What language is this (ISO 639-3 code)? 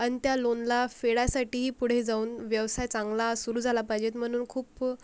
mar